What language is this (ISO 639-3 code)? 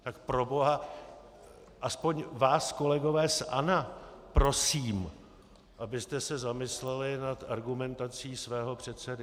ces